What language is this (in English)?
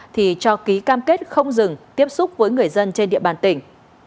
Vietnamese